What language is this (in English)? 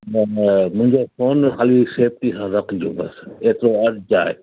Sindhi